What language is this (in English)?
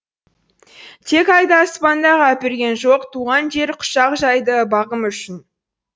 Kazakh